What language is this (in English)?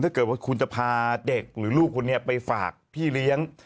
Thai